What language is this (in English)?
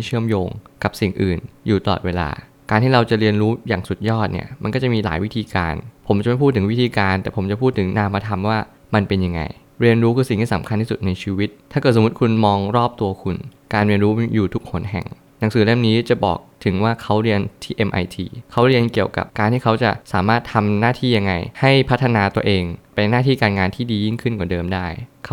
Thai